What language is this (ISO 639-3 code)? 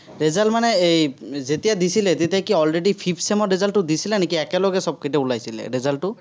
asm